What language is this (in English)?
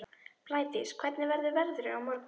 Icelandic